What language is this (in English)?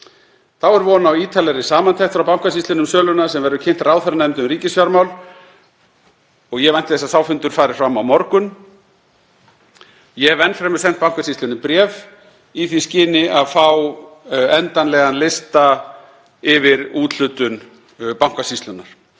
Icelandic